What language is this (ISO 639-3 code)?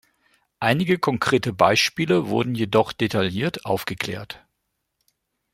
deu